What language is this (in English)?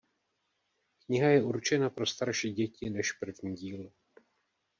Czech